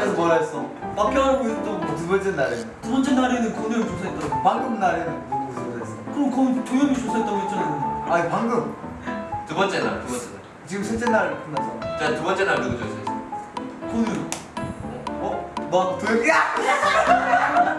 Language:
Korean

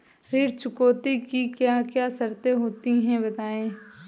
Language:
Hindi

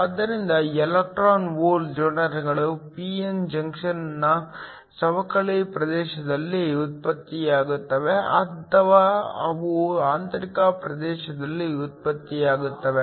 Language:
Kannada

